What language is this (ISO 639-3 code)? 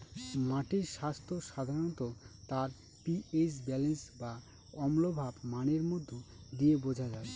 ben